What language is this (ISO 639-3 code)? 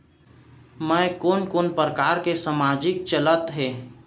hne